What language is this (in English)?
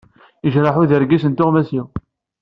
Kabyle